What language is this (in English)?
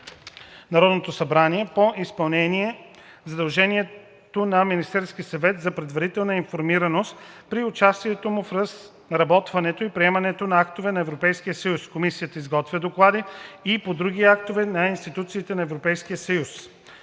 Bulgarian